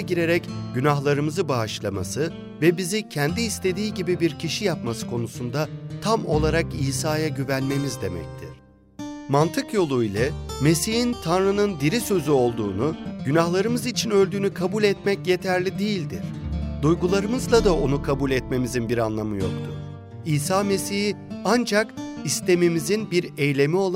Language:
Turkish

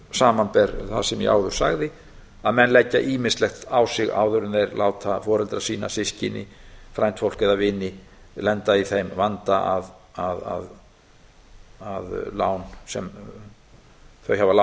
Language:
Icelandic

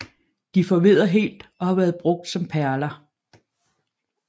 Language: Danish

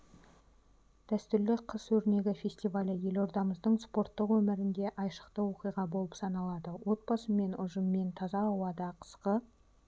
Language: Kazakh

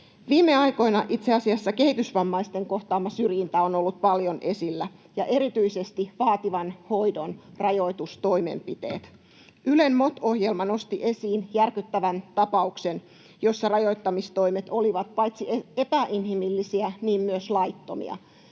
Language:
Finnish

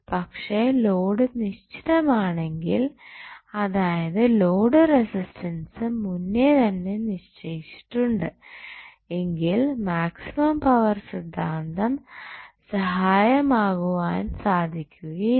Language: Malayalam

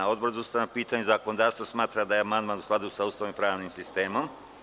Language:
Serbian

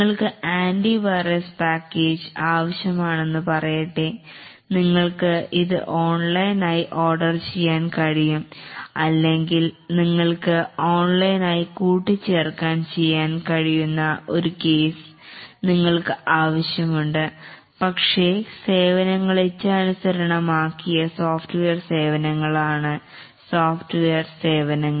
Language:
Malayalam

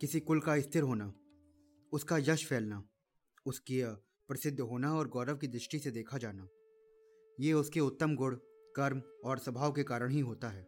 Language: Hindi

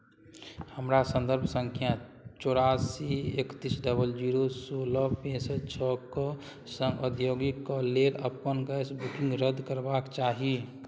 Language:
Maithili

